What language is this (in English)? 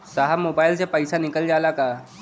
Bhojpuri